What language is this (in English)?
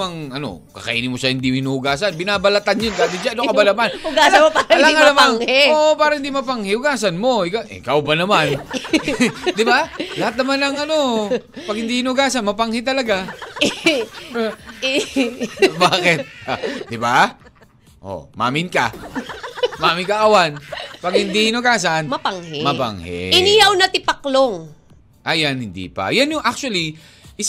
Filipino